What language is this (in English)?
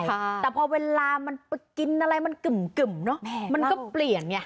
Thai